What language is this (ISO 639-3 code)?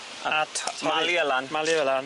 cym